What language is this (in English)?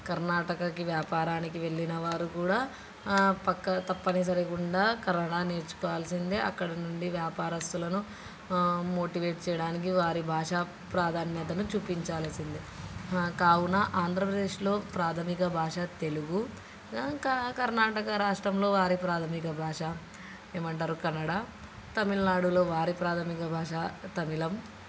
Telugu